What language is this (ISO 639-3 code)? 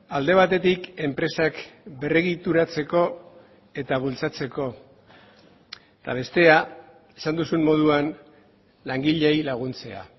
eus